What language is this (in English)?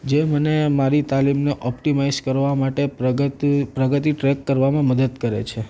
Gujarati